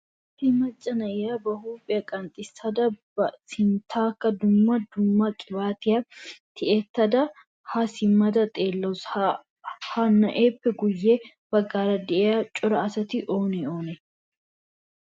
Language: Wolaytta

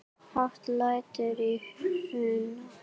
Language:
Icelandic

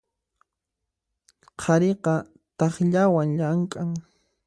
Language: Puno Quechua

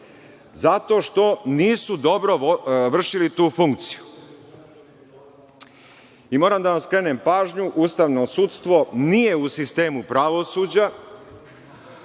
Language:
Serbian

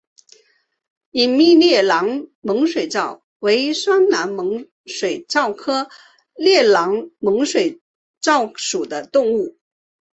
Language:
Chinese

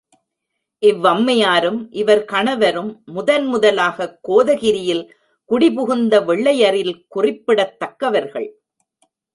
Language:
Tamil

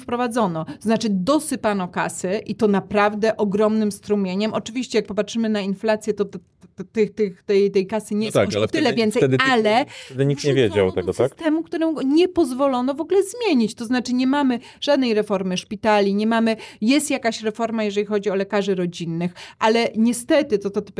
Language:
Polish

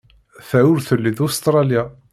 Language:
Kabyle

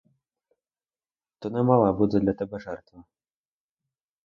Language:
Ukrainian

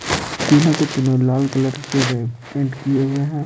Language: Hindi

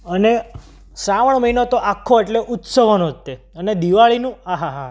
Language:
Gujarati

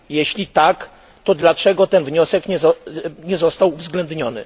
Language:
Polish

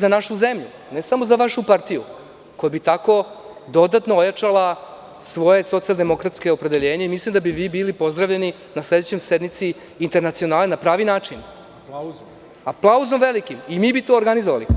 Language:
Serbian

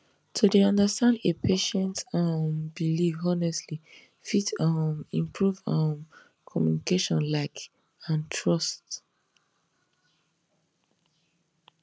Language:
Nigerian Pidgin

